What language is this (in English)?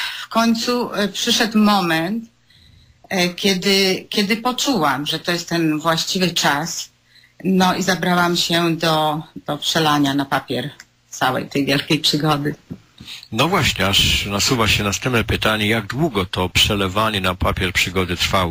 Polish